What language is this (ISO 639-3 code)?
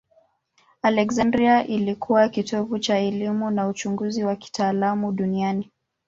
swa